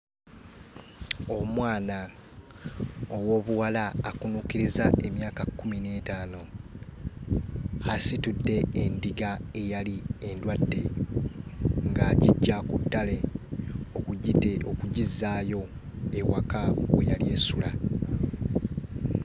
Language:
Ganda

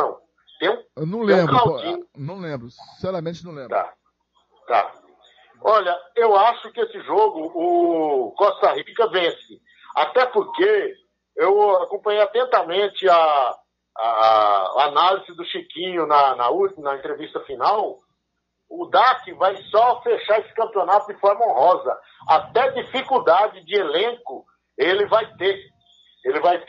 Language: Portuguese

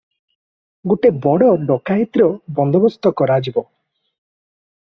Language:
Odia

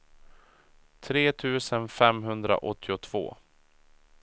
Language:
Swedish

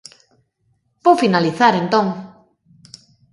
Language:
Galician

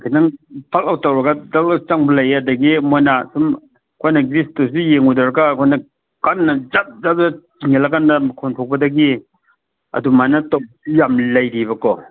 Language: Manipuri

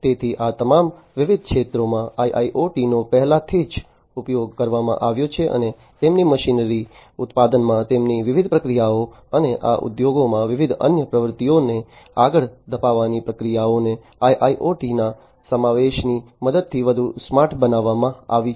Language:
Gujarati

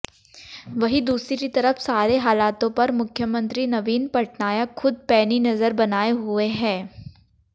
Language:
Hindi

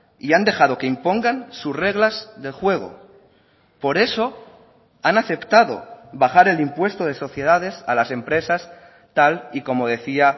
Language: Spanish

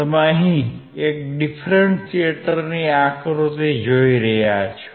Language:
Gujarati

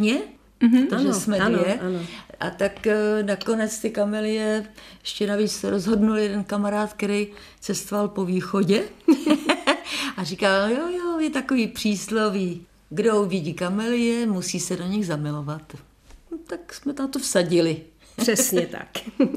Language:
Czech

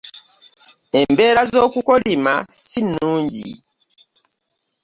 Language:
Ganda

